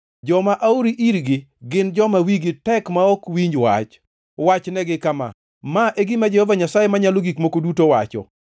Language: Luo (Kenya and Tanzania)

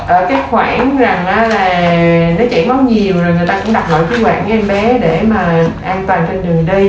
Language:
Vietnamese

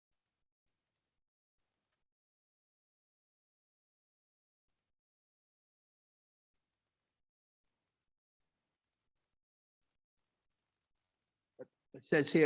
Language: English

